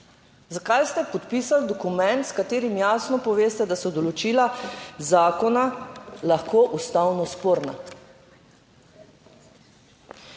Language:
Slovenian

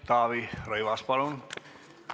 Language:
Estonian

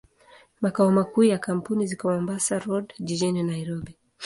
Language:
Swahili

